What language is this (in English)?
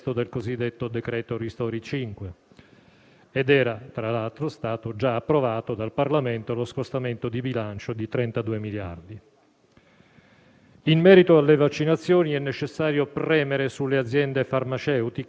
Italian